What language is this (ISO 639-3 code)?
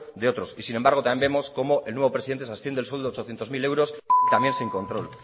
spa